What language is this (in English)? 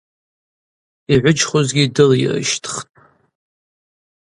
Abaza